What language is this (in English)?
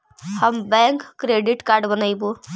Magahi